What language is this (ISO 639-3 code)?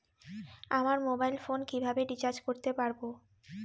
ben